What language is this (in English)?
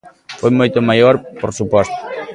Galician